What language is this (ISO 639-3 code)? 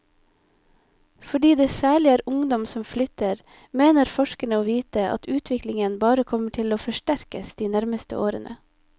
nor